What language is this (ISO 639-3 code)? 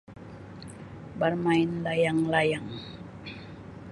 msi